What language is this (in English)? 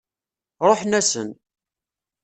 Kabyle